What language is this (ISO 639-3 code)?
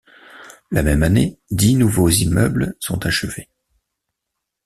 fra